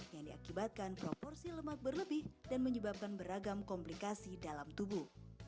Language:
Indonesian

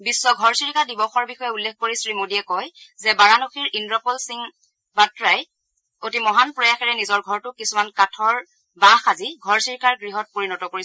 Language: Assamese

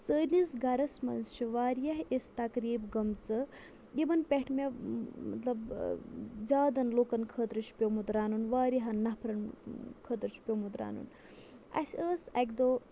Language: Kashmiri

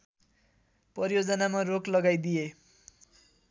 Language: Nepali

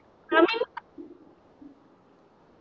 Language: English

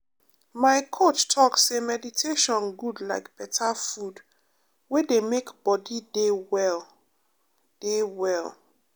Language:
Nigerian Pidgin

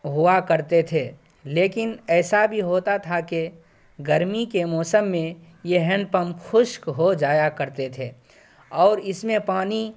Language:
Urdu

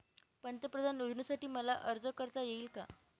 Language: Marathi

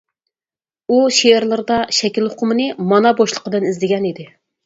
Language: Uyghur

